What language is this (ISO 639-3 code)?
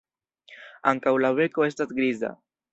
epo